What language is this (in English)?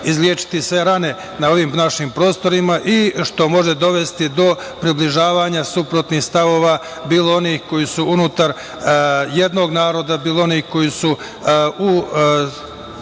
Serbian